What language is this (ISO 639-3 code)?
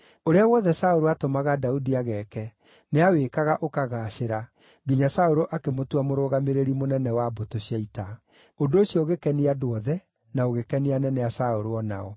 kik